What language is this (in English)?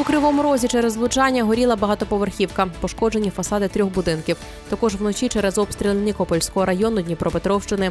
Ukrainian